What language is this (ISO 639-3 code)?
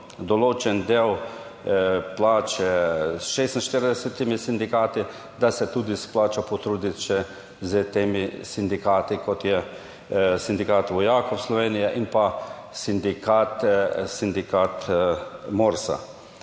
slv